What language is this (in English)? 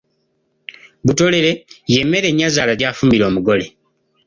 Ganda